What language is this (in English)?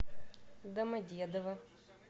Russian